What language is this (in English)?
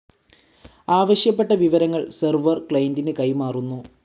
Malayalam